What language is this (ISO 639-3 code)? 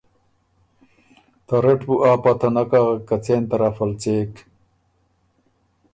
oru